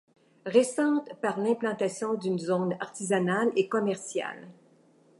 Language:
French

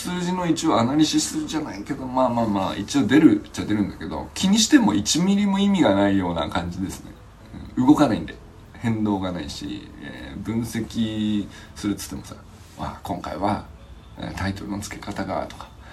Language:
Japanese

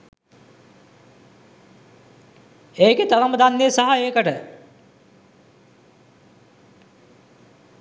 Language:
Sinhala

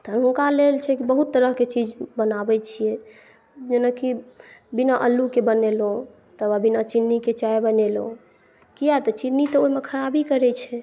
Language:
Maithili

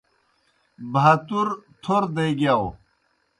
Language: Kohistani Shina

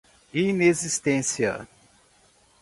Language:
Portuguese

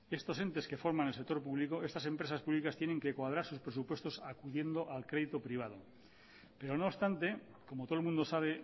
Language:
Spanish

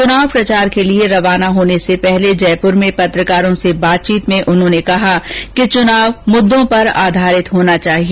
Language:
Hindi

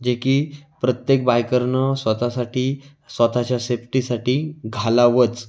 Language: Marathi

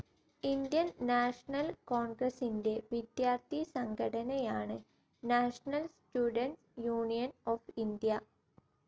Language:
Malayalam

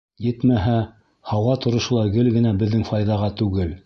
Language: Bashkir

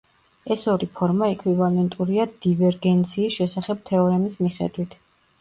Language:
Georgian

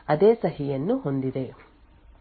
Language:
Kannada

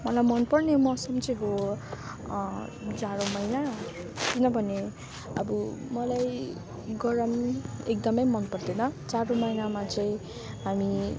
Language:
Nepali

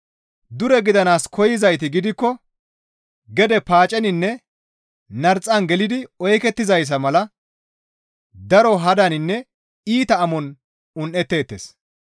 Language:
Gamo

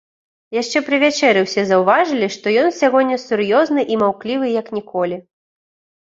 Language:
Belarusian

